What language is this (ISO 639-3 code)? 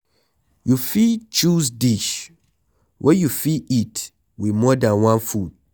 pcm